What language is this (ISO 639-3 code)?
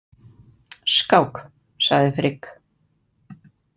isl